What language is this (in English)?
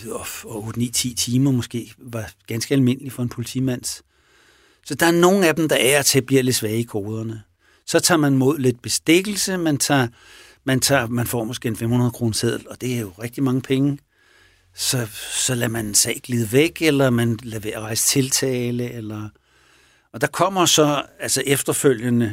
Danish